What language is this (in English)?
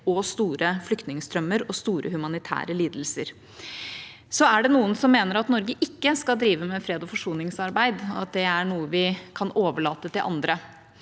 Norwegian